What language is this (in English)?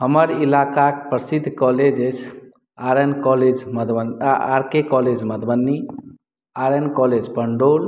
Maithili